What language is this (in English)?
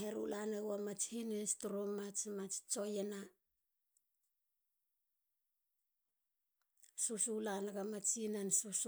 Halia